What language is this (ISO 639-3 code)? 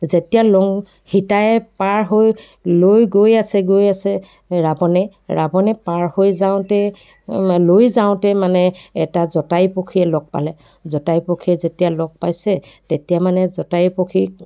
asm